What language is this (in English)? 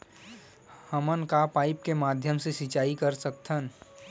Chhattisgarhi